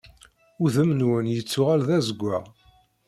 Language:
Kabyle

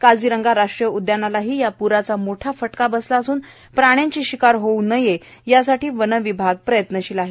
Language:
Marathi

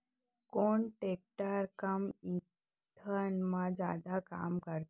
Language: Chhattisgarhi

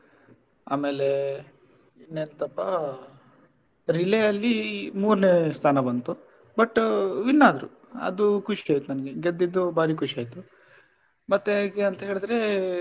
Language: Kannada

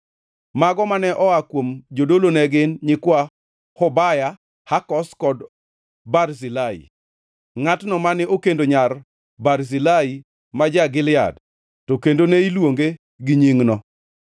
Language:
Luo (Kenya and Tanzania)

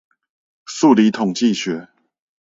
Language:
Chinese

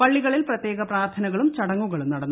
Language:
Malayalam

